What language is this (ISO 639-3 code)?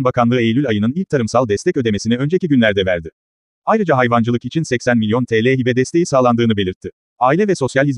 tur